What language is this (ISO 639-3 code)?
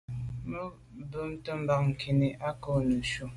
byv